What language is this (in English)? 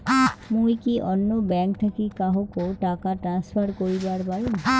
Bangla